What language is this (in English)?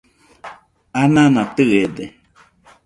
Nüpode Huitoto